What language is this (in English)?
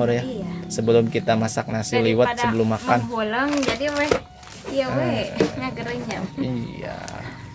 Indonesian